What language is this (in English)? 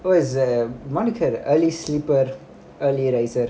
English